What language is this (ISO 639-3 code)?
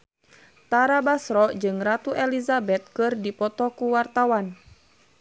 sun